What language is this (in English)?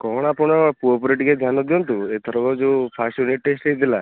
Odia